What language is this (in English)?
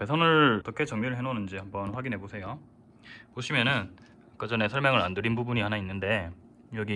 Korean